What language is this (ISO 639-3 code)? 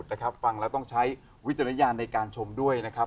tha